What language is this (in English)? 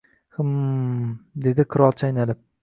Uzbek